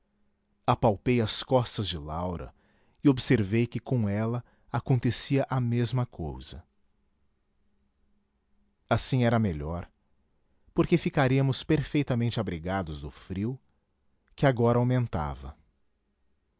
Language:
Portuguese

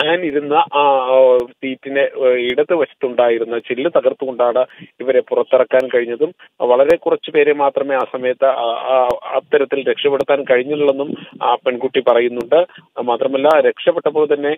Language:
Romanian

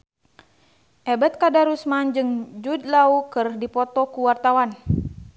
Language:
Sundanese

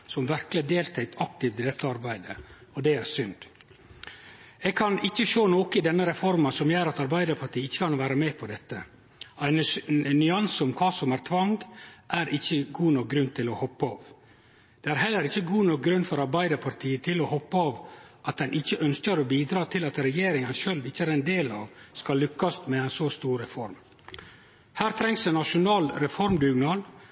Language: Norwegian Nynorsk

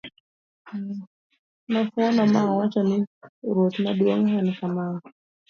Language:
Luo (Kenya and Tanzania)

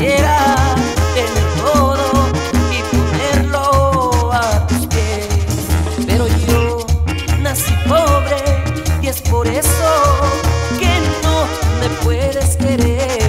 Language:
Spanish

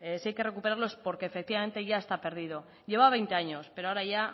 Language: Spanish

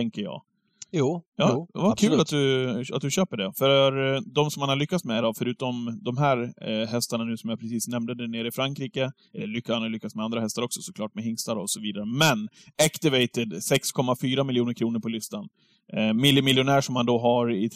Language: Swedish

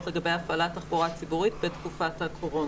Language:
Hebrew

